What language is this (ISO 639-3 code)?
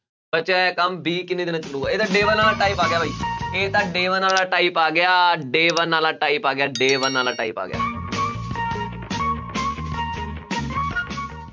pan